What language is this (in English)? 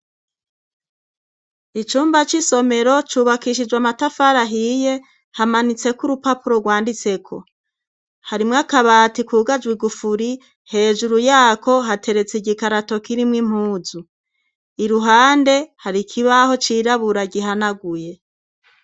Rundi